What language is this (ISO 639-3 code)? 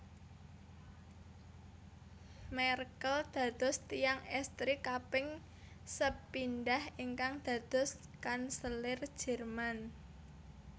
jav